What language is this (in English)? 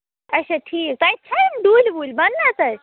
Kashmiri